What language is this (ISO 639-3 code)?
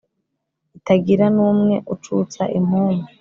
kin